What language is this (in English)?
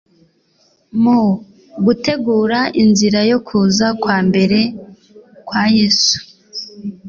Kinyarwanda